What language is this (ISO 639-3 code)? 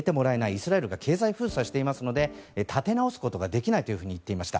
jpn